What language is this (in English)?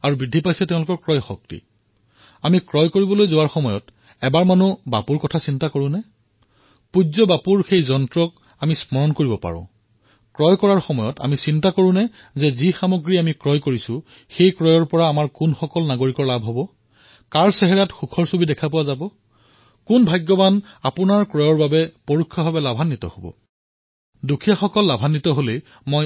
Assamese